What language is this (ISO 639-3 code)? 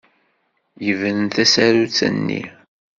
kab